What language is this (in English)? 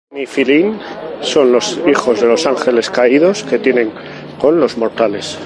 Spanish